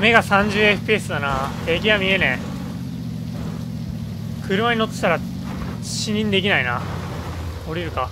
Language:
Japanese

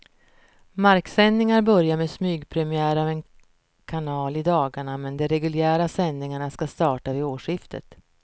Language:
Swedish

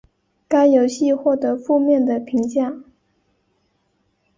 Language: Chinese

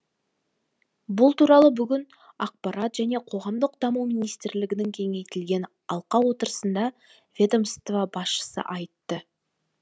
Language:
Kazakh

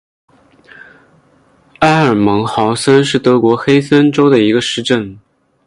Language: Chinese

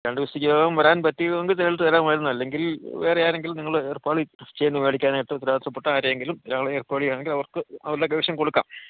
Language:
Malayalam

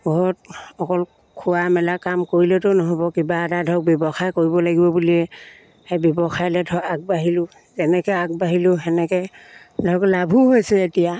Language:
Assamese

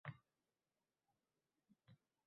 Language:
Uzbek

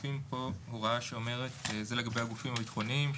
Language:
Hebrew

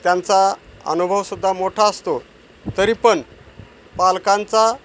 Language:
Marathi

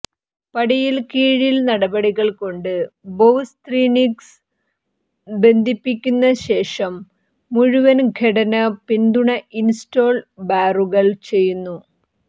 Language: Malayalam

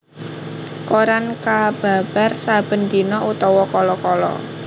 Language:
Javanese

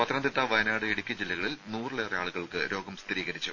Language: Malayalam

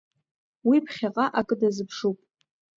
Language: Abkhazian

